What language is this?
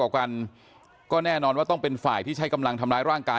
Thai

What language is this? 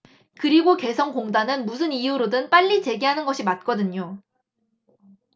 Korean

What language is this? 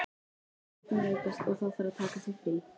Icelandic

